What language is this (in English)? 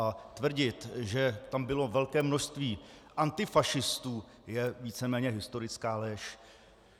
Czech